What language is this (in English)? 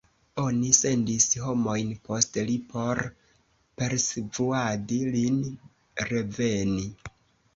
Esperanto